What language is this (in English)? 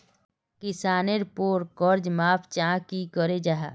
Magahi